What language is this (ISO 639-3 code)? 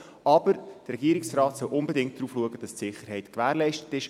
gsw